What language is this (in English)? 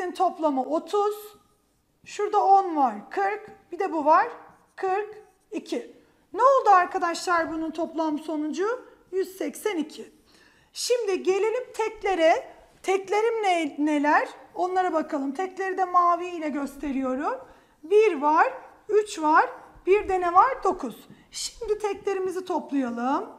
Turkish